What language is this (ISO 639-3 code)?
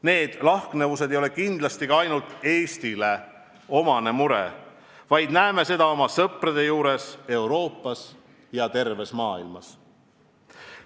est